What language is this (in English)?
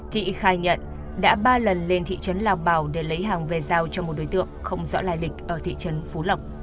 Vietnamese